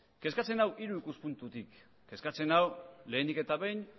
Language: Basque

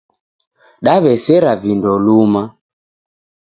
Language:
Taita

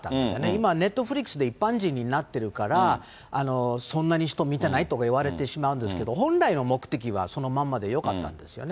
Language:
Japanese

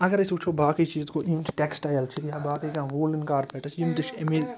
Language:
Kashmiri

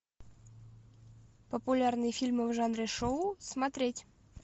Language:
Russian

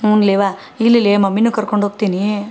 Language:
Kannada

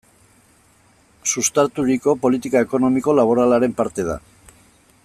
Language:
Basque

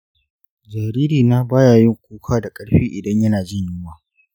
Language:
Hausa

